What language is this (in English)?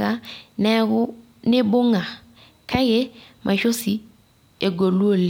Masai